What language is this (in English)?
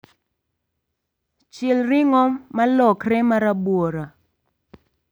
Luo (Kenya and Tanzania)